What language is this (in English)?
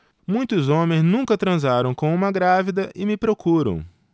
Portuguese